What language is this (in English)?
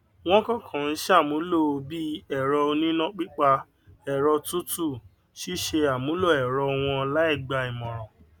Yoruba